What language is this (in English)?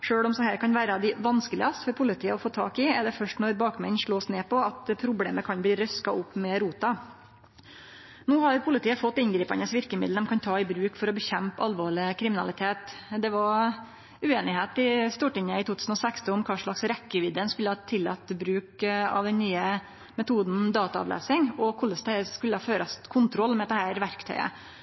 Norwegian Nynorsk